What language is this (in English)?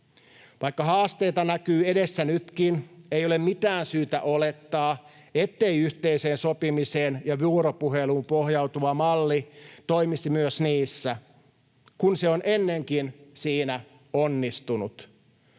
Finnish